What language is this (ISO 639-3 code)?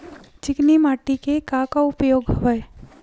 hne